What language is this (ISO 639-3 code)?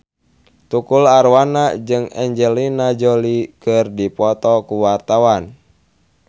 sun